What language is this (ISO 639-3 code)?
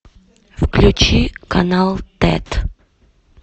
rus